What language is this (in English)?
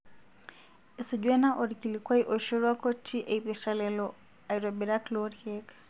Masai